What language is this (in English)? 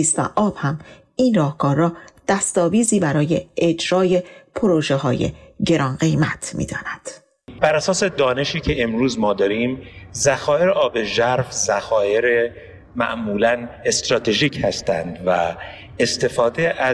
Persian